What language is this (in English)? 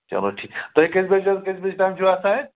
Kashmiri